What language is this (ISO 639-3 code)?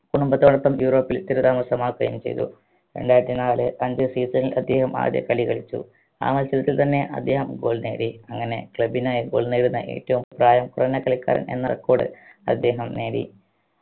mal